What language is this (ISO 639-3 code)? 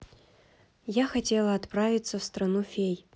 rus